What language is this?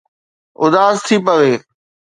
Sindhi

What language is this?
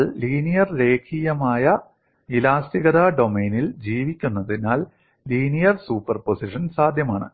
Malayalam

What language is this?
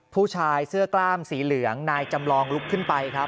Thai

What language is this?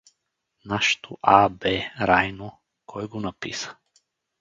Bulgarian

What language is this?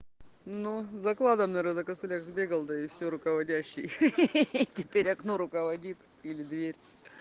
Russian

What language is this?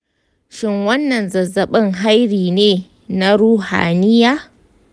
Hausa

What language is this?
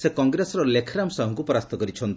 Odia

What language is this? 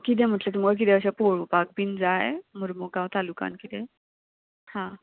Konkani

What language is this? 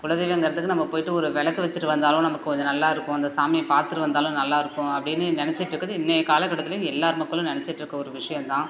Tamil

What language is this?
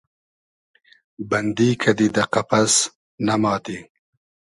Hazaragi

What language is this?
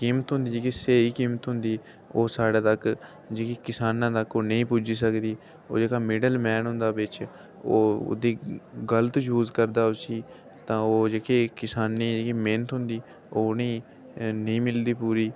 Dogri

